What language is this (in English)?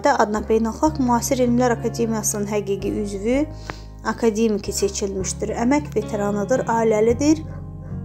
Turkish